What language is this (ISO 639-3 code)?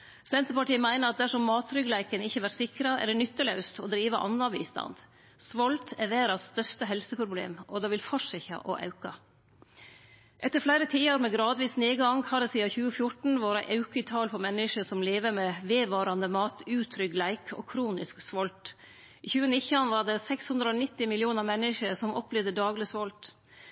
nno